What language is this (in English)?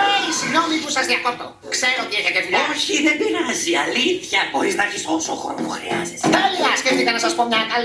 Greek